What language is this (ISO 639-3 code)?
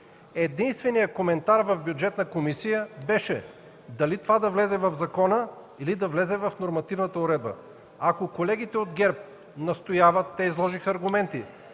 bul